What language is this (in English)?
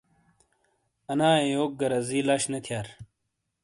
Shina